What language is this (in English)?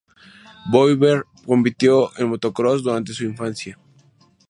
Spanish